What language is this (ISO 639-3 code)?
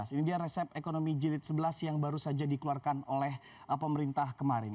ind